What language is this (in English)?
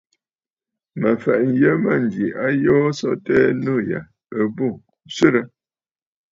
Bafut